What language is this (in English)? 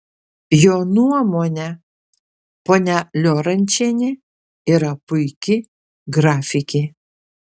Lithuanian